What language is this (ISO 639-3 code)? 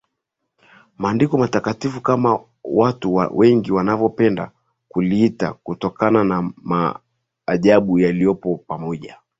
swa